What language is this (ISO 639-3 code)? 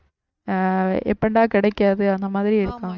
tam